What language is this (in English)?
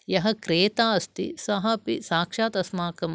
Sanskrit